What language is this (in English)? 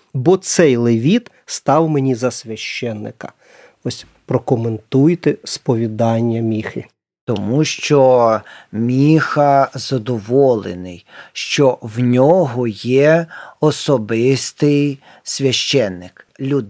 Ukrainian